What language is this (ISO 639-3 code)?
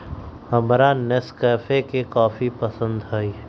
mag